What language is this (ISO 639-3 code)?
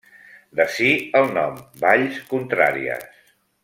cat